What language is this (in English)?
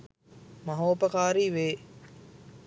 Sinhala